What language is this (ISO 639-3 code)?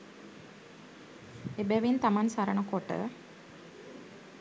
sin